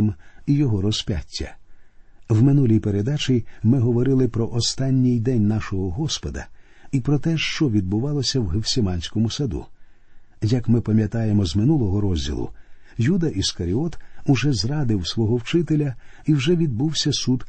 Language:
Ukrainian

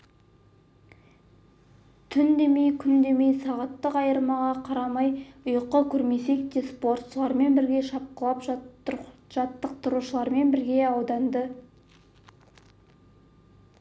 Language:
Kazakh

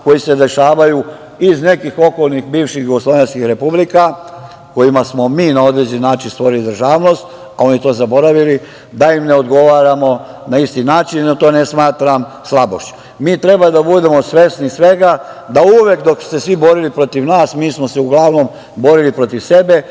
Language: Serbian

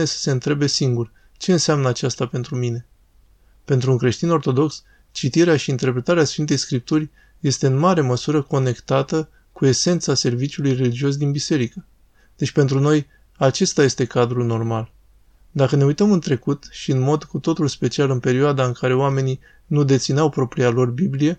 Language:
Romanian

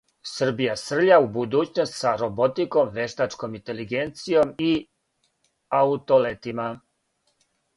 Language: Serbian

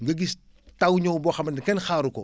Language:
Wolof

